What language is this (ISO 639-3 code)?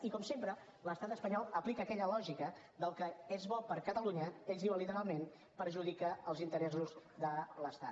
cat